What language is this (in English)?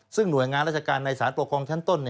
Thai